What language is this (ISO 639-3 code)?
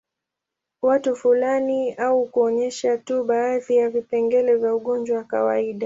swa